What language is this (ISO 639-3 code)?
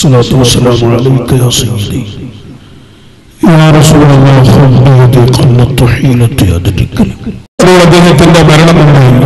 ara